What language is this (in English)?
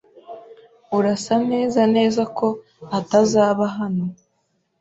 Kinyarwanda